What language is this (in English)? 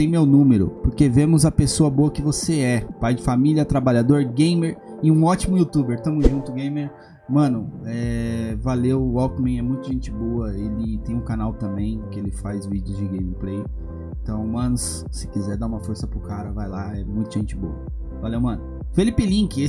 Portuguese